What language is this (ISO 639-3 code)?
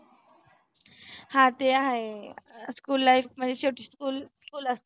mar